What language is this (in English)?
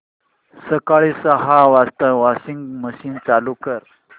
Marathi